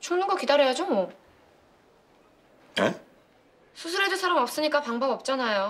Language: Korean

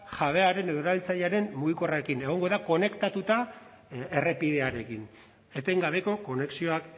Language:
Basque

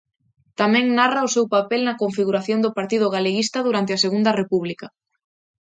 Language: Galician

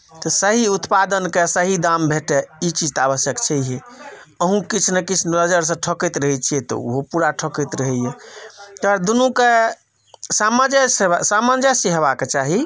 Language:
Maithili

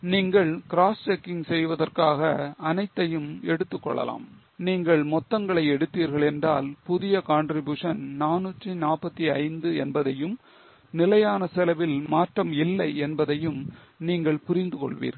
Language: Tamil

